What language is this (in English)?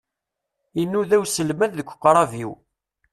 Kabyle